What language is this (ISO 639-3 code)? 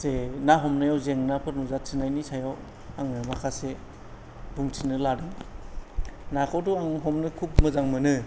brx